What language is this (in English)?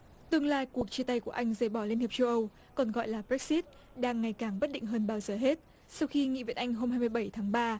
Vietnamese